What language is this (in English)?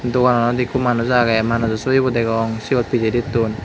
Chakma